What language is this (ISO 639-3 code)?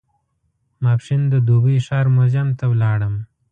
pus